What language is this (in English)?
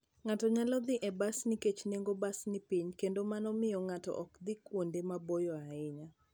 Luo (Kenya and Tanzania)